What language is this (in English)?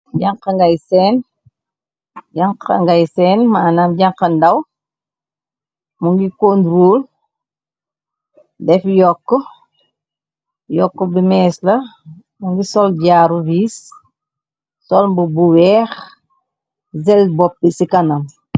Wolof